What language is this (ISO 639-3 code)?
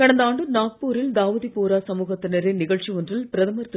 tam